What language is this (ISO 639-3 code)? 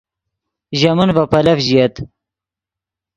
ydg